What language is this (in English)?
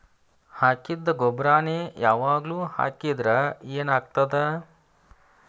Kannada